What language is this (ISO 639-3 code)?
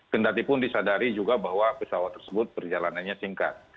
ind